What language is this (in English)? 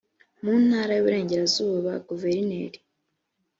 Kinyarwanda